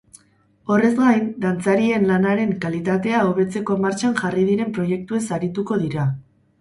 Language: Basque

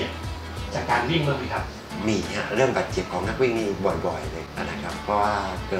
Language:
Thai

